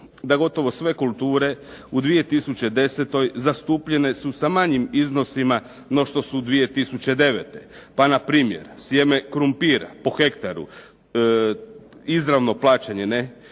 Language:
Croatian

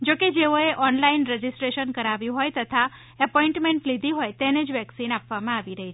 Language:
Gujarati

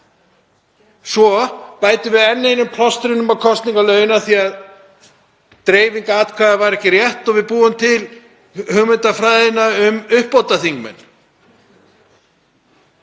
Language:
Icelandic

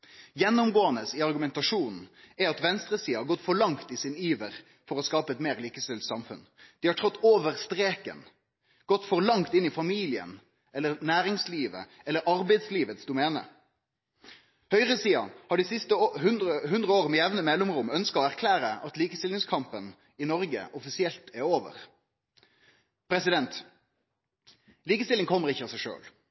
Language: Norwegian Nynorsk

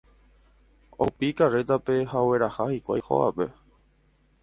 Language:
Guarani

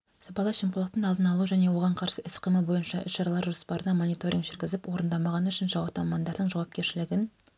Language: Kazakh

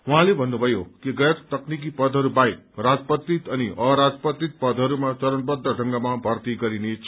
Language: Nepali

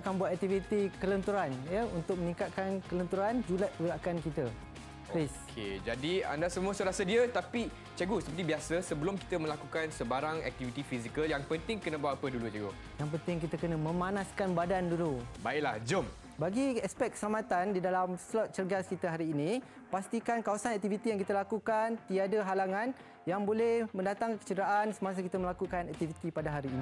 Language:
Malay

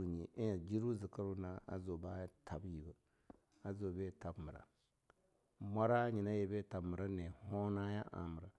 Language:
Longuda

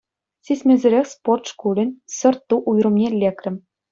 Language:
Chuvash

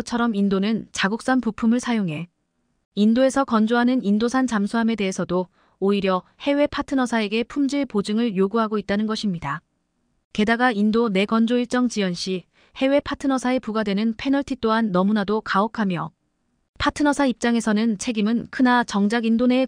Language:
Korean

